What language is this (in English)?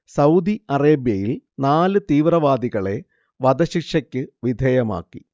Malayalam